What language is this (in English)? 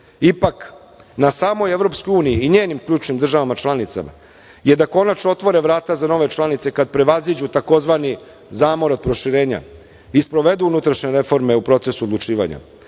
Serbian